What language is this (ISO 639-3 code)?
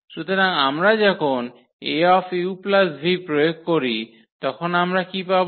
ben